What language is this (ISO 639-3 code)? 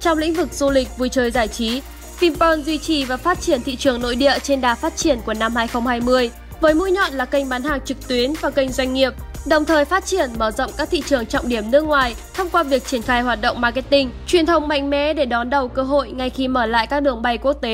vie